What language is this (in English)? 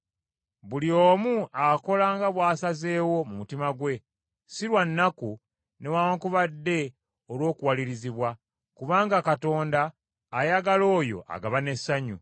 Ganda